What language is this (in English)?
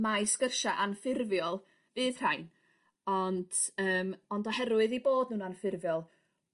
Welsh